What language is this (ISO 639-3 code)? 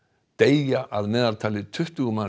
isl